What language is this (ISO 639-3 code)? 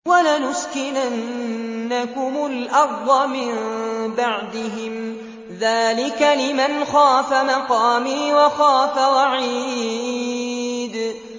ara